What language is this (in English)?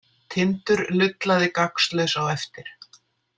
Icelandic